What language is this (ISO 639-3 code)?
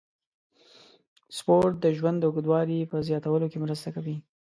pus